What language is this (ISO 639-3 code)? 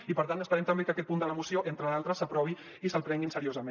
cat